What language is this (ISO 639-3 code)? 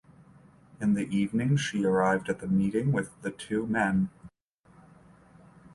eng